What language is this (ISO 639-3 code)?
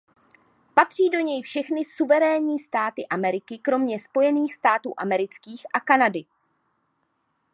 ces